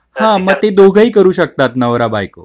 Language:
Marathi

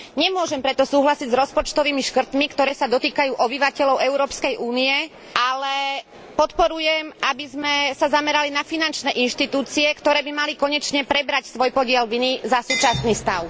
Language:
Slovak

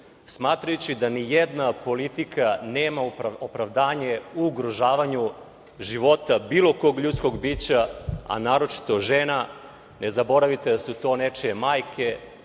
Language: Serbian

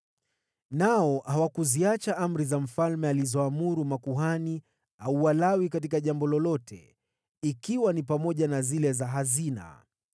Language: Swahili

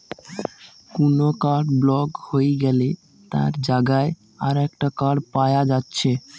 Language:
Bangla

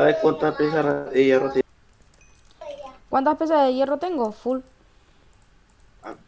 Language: Spanish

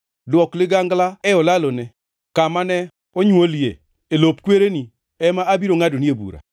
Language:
Luo (Kenya and Tanzania)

